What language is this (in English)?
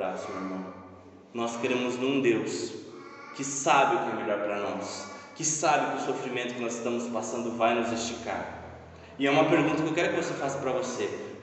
Portuguese